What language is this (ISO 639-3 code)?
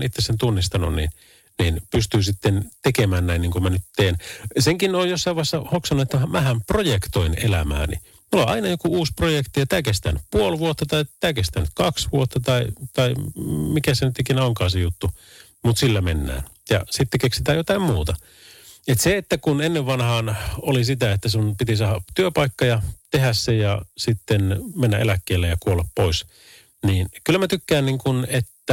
fin